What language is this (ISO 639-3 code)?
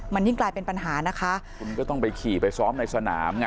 tha